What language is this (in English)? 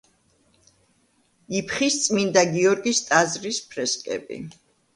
Georgian